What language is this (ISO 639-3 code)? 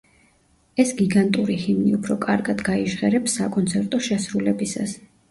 kat